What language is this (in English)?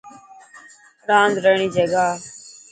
Dhatki